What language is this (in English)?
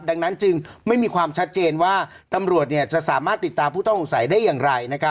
Thai